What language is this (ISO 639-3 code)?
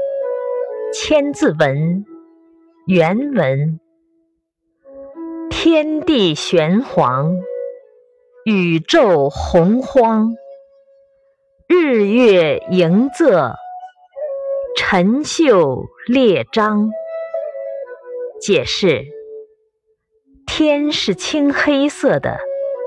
zho